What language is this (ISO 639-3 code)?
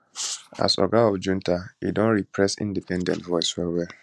pcm